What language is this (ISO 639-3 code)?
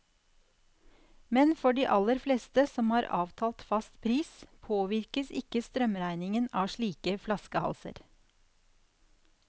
nor